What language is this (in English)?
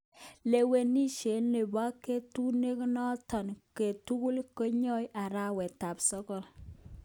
Kalenjin